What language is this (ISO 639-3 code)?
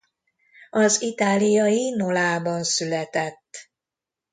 hun